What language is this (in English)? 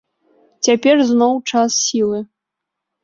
Belarusian